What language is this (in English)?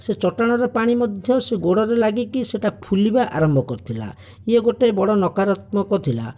Odia